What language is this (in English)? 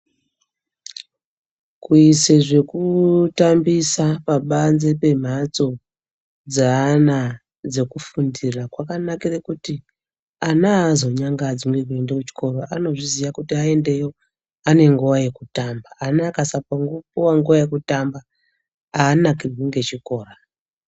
Ndau